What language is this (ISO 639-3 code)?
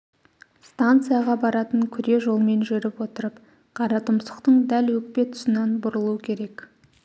kaz